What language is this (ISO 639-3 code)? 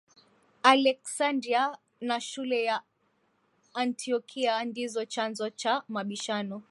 swa